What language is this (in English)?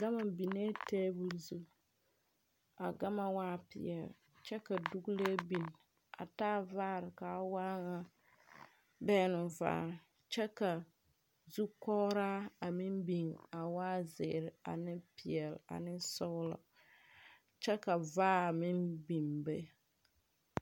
Southern Dagaare